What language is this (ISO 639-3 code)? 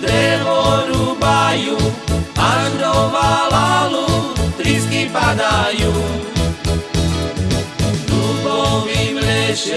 slk